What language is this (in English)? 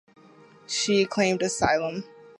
English